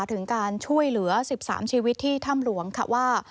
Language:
Thai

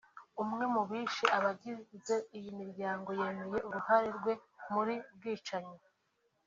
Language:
Kinyarwanda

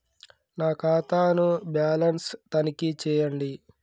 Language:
Telugu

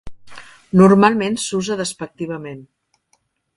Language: Catalan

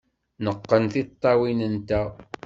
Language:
Kabyle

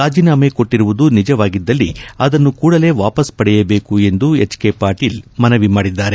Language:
Kannada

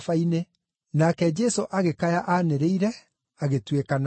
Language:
Kikuyu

